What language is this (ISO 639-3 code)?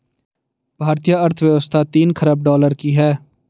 hin